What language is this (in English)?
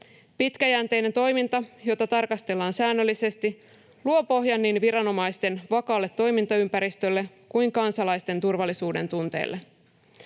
Finnish